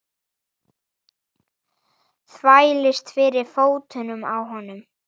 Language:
Icelandic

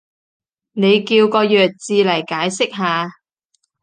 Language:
Cantonese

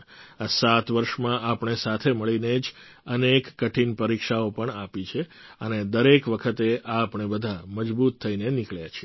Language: Gujarati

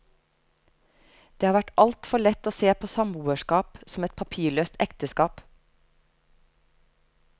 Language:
Norwegian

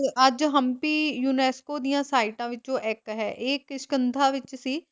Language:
Punjabi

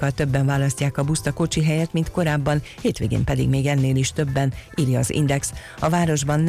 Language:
Hungarian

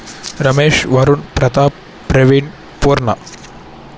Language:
Telugu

